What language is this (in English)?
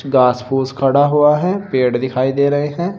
Hindi